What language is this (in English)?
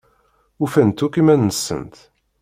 Kabyle